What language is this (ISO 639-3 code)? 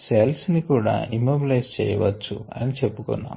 tel